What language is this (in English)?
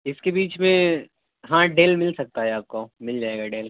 Urdu